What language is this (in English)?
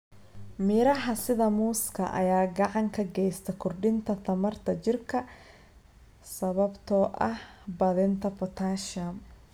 Somali